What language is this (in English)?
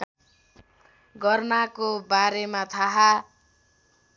Nepali